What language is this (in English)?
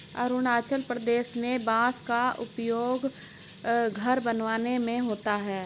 Hindi